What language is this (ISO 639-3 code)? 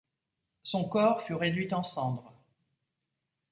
fra